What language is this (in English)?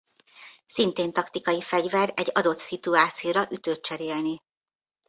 Hungarian